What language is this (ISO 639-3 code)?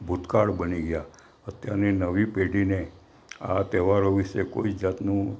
guj